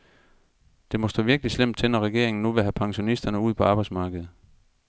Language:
Danish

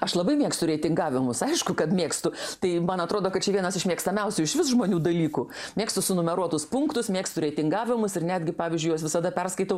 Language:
Lithuanian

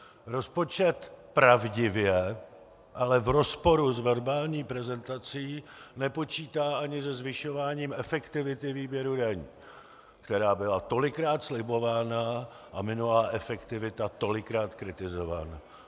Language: Czech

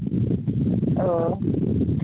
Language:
Santali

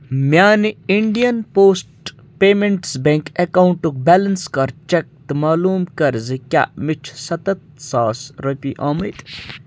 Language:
Kashmiri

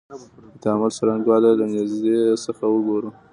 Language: Pashto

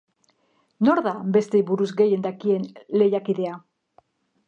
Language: Basque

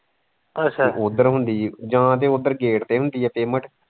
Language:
Punjabi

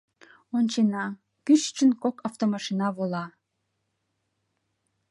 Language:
Mari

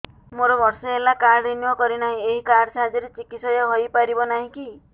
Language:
Odia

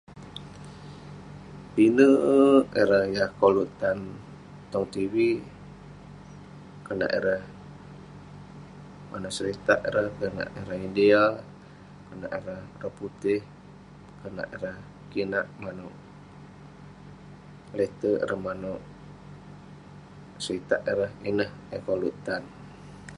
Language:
Western Penan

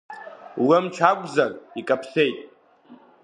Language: Abkhazian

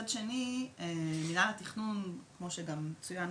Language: Hebrew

